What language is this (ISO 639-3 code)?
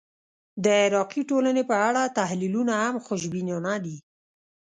pus